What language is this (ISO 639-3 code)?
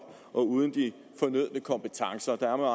dan